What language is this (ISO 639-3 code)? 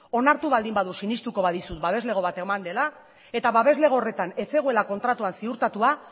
eus